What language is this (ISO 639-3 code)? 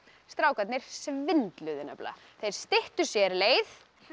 isl